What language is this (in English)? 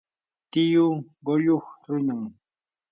Yanahuanca Pasco Quechua